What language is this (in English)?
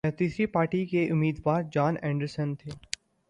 Urdu